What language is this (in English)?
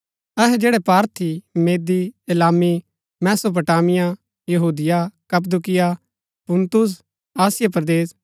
Gaddi